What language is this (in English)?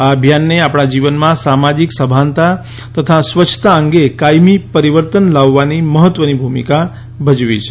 Gujarati